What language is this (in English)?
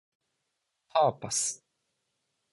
Japanese